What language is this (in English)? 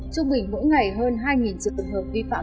Vietnamese